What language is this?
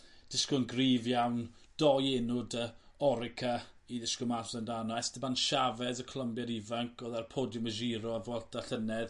Welsh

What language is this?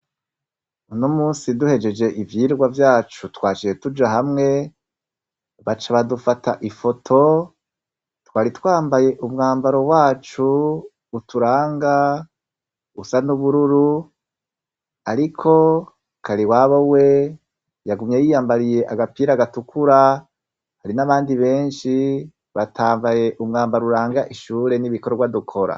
Rundi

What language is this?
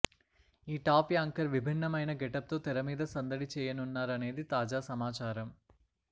Telugu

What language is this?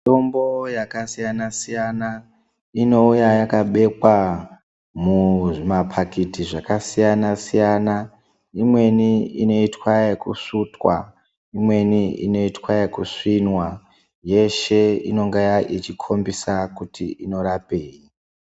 Ndau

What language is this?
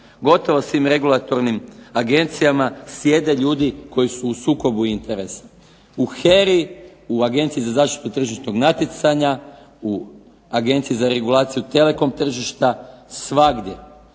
Croatian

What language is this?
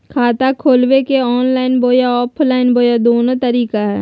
Magahi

